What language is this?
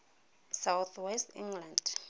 Tswana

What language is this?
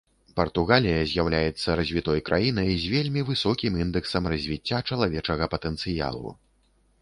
Belarusian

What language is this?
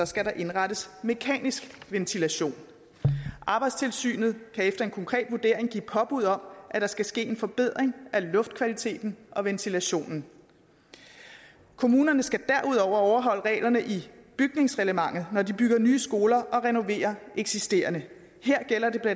Danish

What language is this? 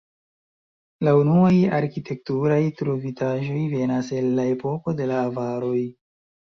Esperanto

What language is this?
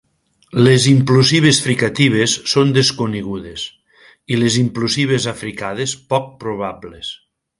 Catalan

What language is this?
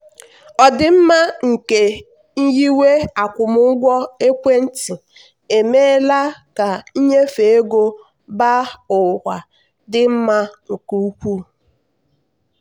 Igbo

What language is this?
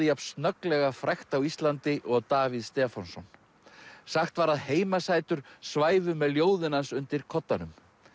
Icelandic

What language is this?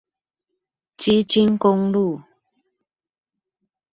Chinese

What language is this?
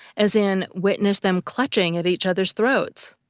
English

